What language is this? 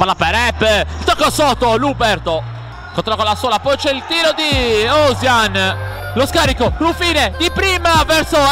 Italian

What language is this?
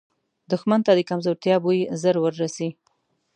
Pashto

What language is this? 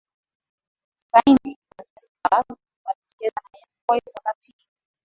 Swahili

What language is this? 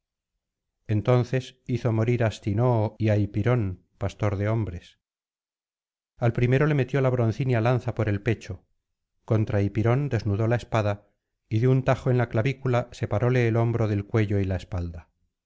Spanish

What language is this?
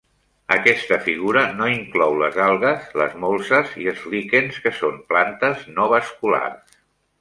Catalan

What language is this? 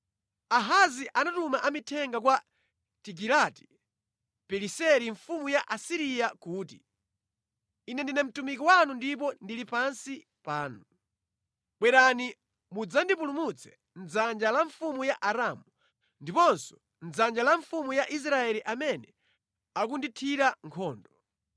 Nyanja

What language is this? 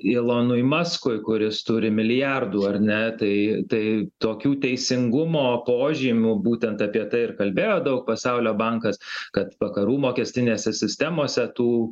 Lithuanian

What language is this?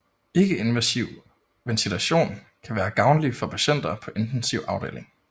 Danish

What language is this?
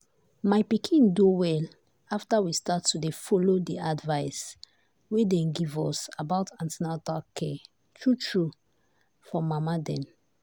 Nigerian Pidgin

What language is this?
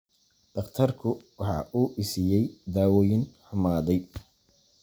Somali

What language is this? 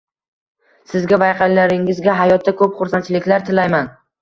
Uzbek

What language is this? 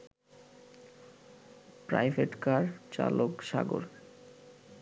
Bangla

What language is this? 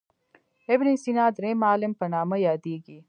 Pashto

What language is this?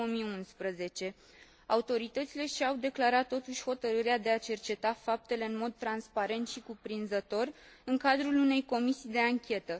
Romanian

